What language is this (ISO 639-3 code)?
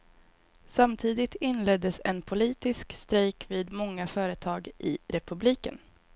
swe